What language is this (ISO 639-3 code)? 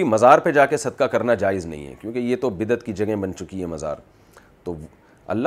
urd